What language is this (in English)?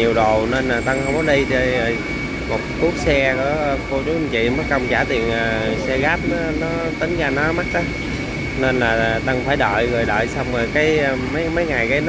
Vietnamese